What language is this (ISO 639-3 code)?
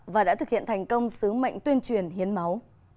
vie